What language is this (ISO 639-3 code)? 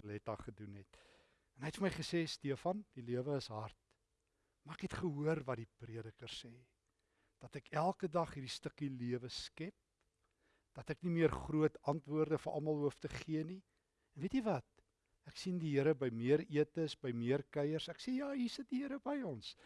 nld